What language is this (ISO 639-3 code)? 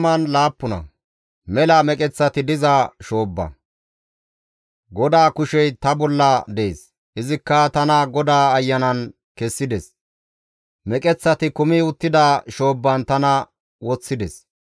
gmv